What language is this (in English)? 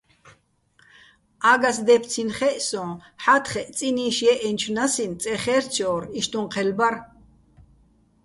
Bats